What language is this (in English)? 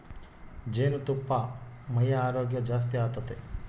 Kannada